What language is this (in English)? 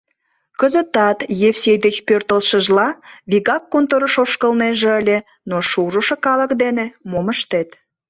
Mari